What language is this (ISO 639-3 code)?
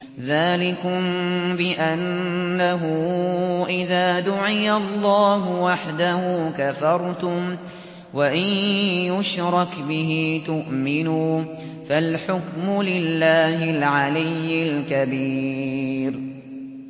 ara